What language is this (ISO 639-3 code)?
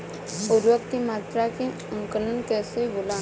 bho